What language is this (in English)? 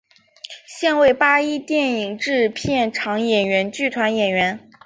Chinese